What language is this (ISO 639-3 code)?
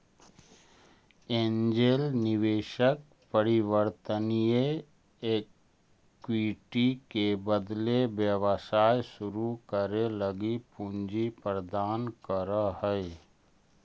mag